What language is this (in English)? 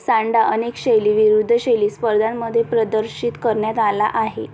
Marathi